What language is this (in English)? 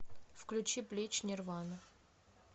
Russian